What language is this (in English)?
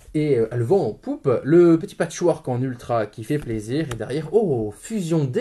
French